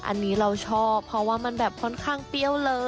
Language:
Thai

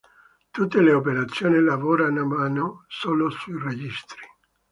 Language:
Italian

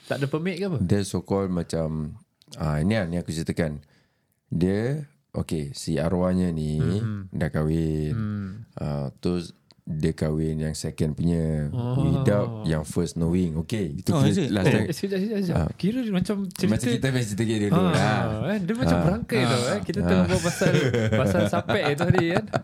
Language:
Malay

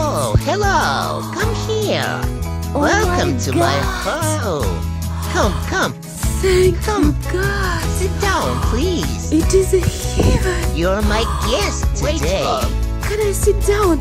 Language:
English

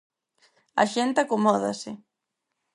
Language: Galician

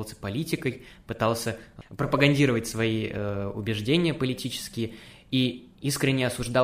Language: Russian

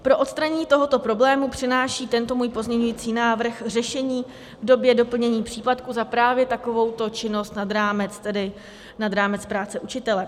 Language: Czech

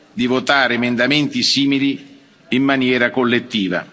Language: Italian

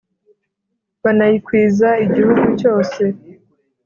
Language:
Kinyarwanda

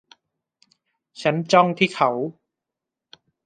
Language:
Thai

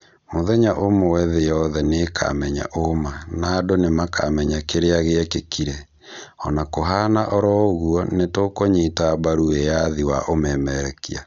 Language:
Kikuyu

